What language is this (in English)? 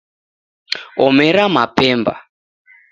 Taita